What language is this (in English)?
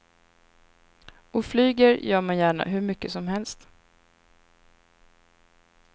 Swedish